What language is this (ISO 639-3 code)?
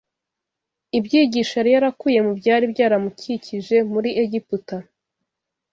kin